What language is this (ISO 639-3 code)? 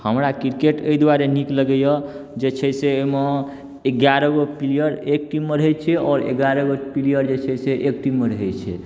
mai